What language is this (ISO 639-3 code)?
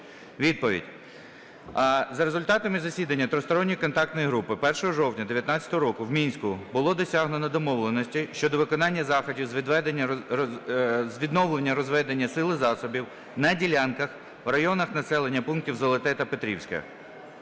ukr